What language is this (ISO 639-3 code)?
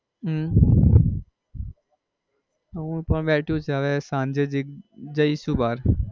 guj